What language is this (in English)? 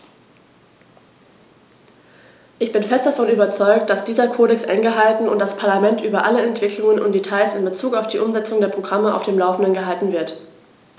German